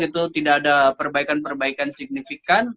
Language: Indonesian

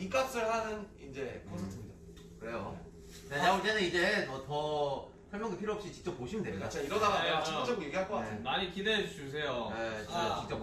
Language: Korean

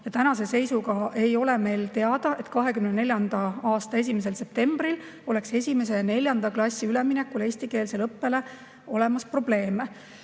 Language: Estonian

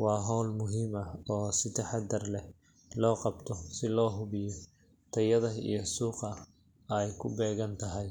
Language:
Somali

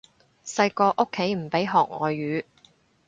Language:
Cantonese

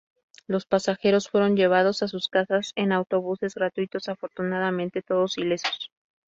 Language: Spanish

